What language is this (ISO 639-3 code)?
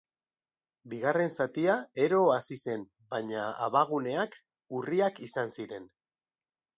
eus